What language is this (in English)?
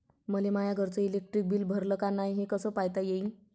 Marathi